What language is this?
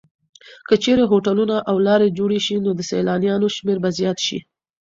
Pashto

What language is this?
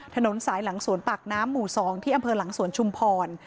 Thai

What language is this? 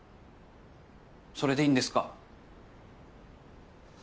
Japanese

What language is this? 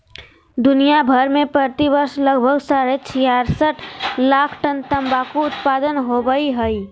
Magahi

